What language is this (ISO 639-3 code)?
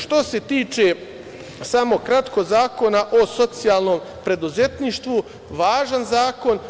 srp